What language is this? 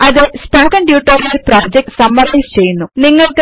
Malayalam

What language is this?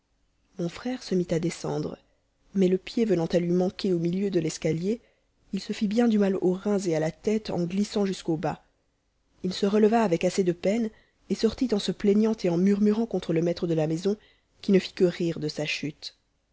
French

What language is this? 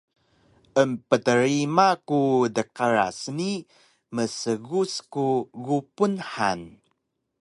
Taroko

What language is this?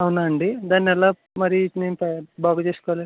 Telugu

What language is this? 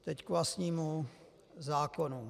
Czech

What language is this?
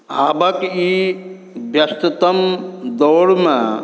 Maithili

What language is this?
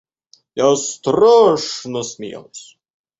Russian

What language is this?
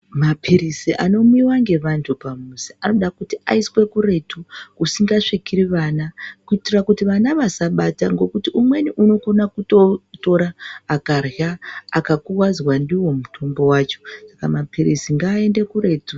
Ndau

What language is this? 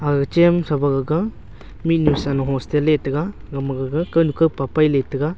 Wancho Naga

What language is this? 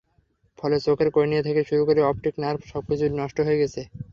Bangla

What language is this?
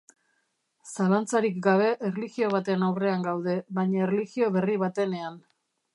Basque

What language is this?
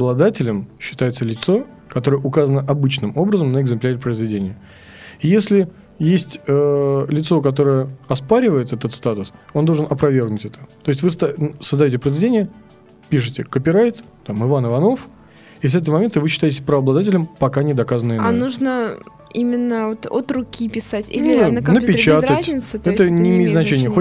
Russian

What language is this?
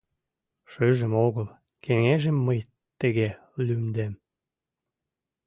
Mari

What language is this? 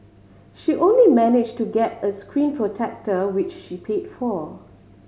English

